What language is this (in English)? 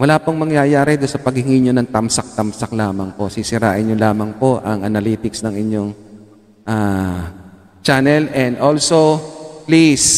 Filipino